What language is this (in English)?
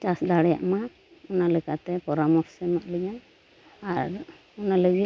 Santali